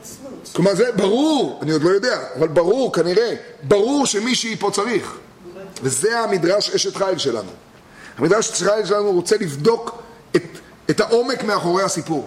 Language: Hebrew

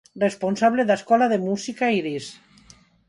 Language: Galician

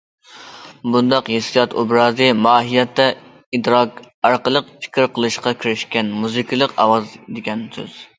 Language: Uyghur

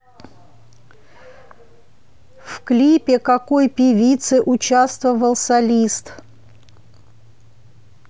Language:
Russian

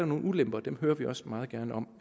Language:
Danish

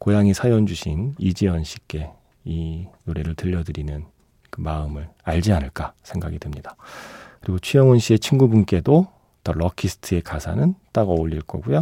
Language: Korean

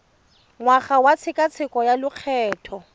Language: Tswana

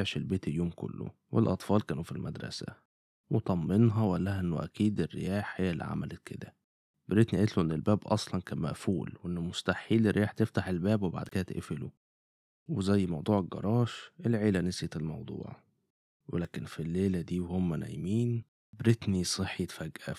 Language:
Arabic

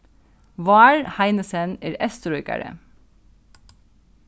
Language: Faroese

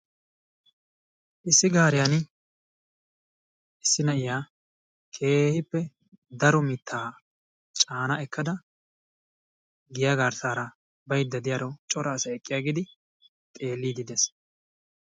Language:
Wolaytta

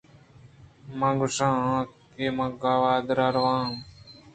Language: Eastern Balochi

